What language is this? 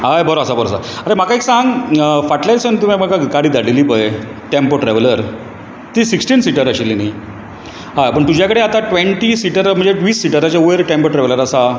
Konkani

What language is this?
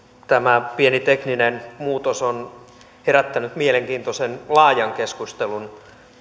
Finnish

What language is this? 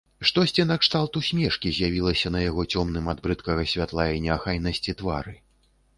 Belarusian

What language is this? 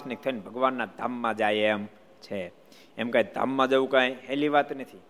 Gujarati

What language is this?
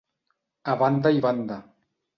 Catalan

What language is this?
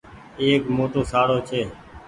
Goaria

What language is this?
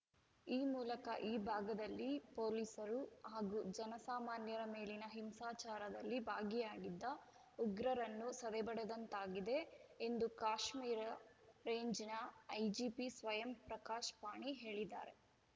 Kannada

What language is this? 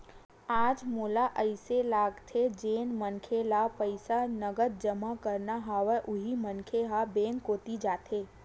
Chhattisgarhi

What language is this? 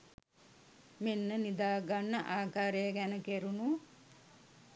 Sinhala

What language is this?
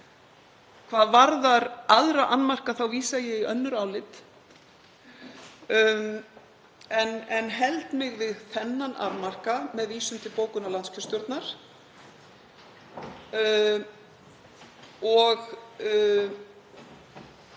Icelandic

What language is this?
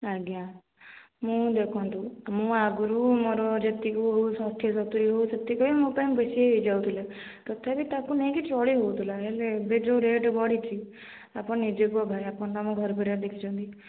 Odia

